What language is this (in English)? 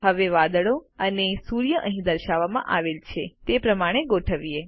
Gujarati